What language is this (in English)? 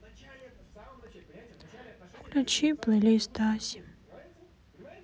Russian